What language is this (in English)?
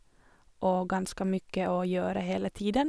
Norwegian